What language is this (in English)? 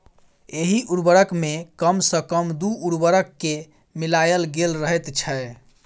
Maithili